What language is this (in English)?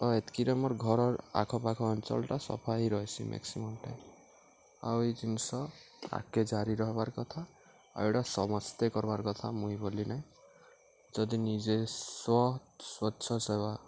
Odia